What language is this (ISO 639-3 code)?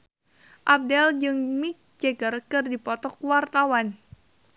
sun